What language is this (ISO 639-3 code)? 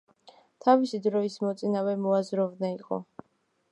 kat